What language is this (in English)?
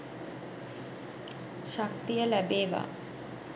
Sinhala